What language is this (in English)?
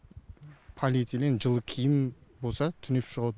Kazakh